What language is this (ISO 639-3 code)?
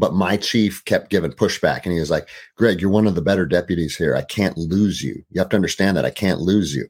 eng